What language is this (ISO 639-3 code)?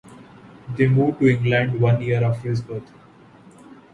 eng